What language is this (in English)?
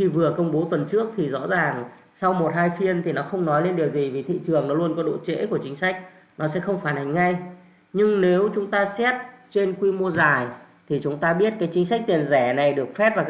Vietnamese